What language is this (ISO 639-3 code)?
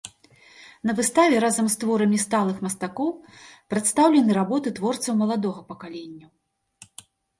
bel